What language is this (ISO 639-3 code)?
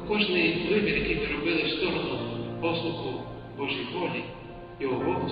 ukr